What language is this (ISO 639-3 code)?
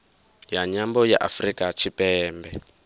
ven